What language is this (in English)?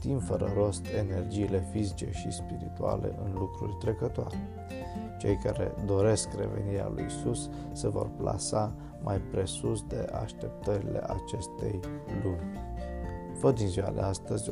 Romanian